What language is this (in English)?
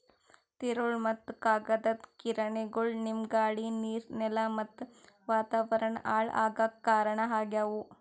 Kannada